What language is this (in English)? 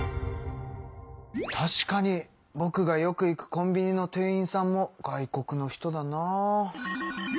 Japanese